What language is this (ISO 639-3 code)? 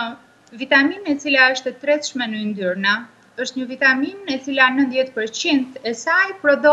ron